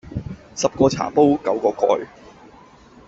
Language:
Cantonese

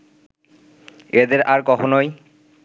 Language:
Bangla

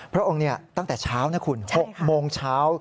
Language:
Thai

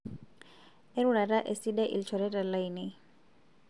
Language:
Masai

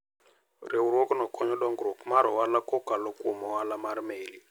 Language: Luo (Kenya and Tanzania)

